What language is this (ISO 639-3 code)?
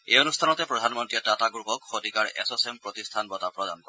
asm